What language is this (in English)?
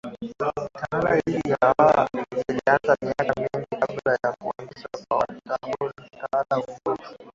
Swahili